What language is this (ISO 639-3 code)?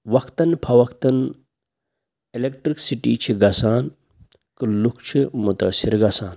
kas